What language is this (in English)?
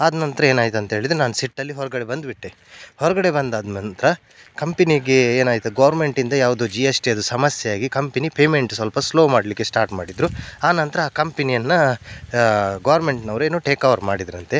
Kannada